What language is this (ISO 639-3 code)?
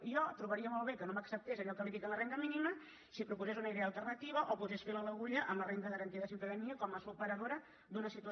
cat